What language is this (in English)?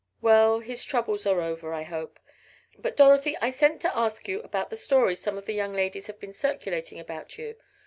English